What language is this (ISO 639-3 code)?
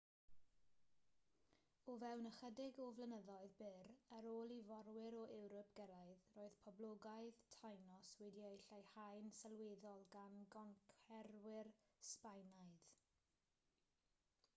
cym